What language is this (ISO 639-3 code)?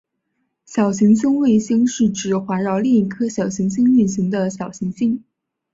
zho